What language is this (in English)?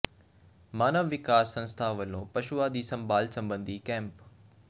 Punjabi